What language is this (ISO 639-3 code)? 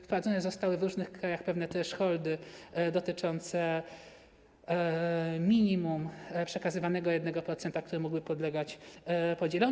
pol